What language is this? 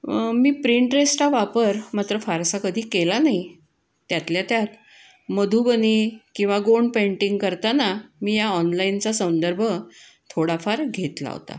Marathi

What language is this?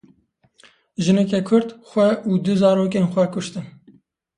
Kurdish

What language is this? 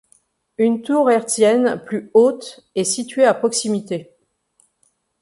French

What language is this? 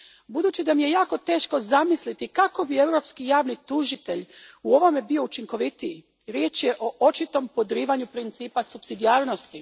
Croatian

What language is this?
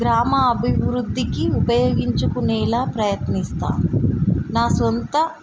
Telugu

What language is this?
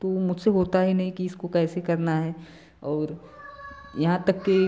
Hindi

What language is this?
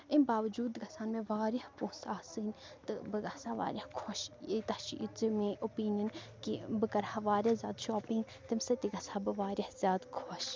Kashmiri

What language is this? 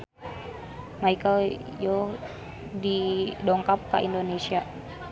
Sundanese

